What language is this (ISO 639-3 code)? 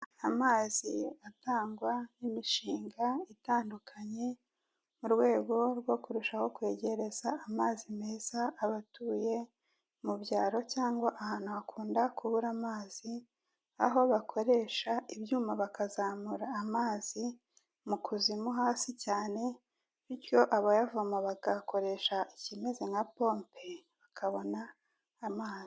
kin